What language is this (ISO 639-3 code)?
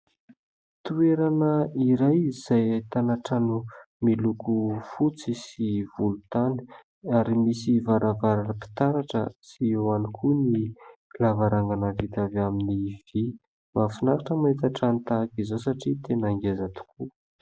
mlg